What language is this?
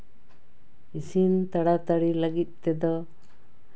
Santali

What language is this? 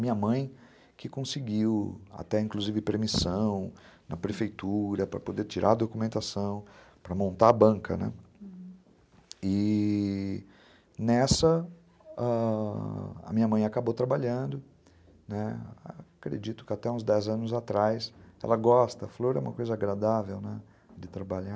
Portuguese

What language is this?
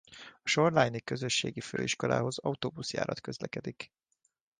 Hungarian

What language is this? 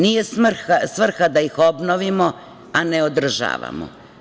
Serbian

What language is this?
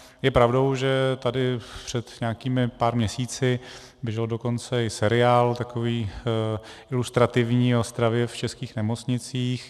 Czech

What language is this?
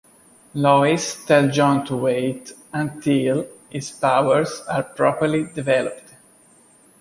English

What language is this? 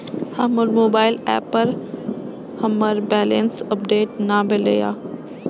Maithili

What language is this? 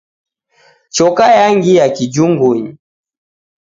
Taita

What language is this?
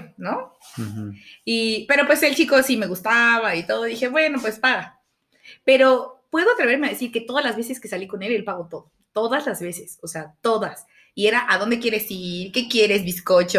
Spanish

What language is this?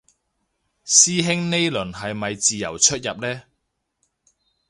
Cantonese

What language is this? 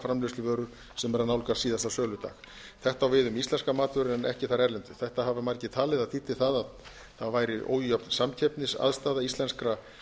Icelandic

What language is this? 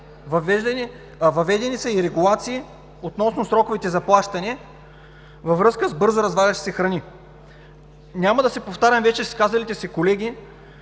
Bulgarian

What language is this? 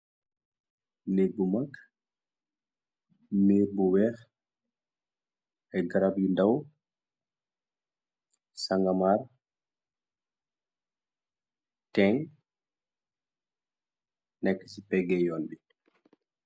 Wolof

